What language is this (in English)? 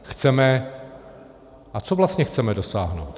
Czech